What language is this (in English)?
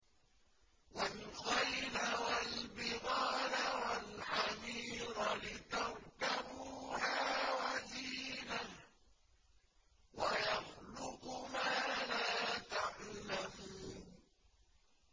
Arabic